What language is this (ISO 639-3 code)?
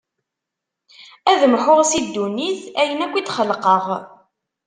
kab